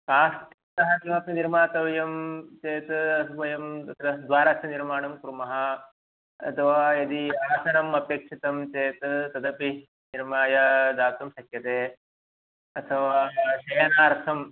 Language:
Sanskrit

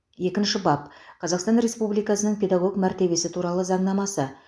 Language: Kazakh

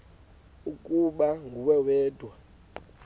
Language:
Xhosa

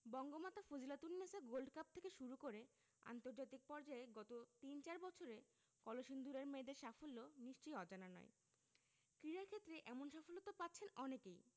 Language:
Bangla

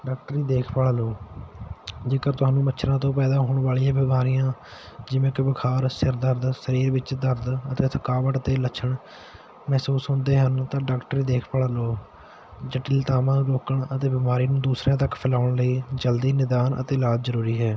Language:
Punjabi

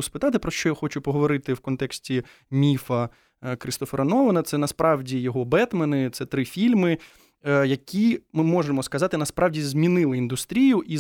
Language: Ukrainian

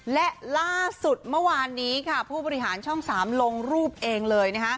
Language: Thai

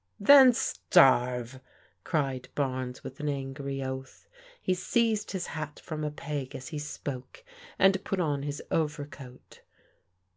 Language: English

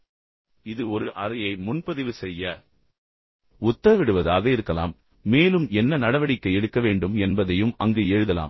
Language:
Tamil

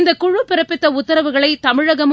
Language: Tamil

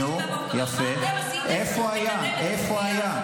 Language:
Hebrew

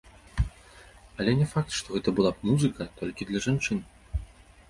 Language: Belarusian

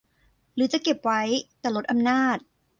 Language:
Thai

